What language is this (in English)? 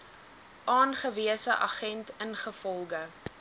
Afrikaans